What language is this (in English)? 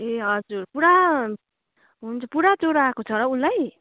Nepali